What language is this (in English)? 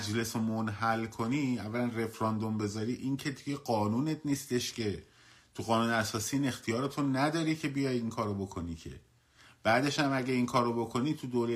Persian